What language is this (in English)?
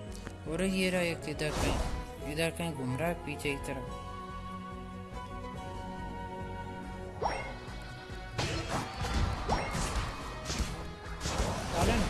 Hindi